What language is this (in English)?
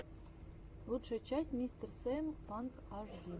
Russian